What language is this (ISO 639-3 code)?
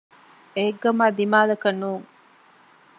div